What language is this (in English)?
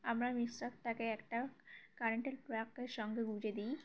Bangla